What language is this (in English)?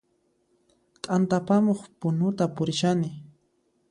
Puno Quechua